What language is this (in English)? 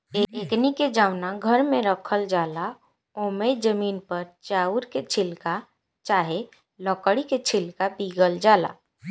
Bhojpuri